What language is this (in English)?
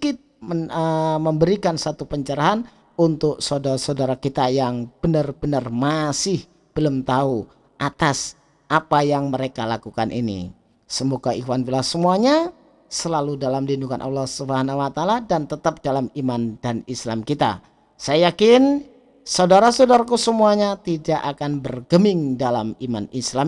Indonesian